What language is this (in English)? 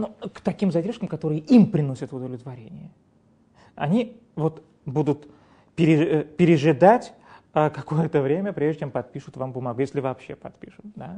Russian